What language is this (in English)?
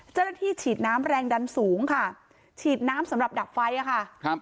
Thai